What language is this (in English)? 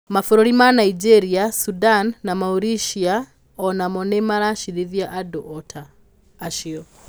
Kikuyu